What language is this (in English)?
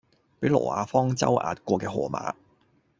Cantonese